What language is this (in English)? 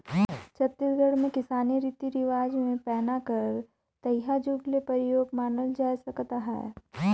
Chhattisgarhi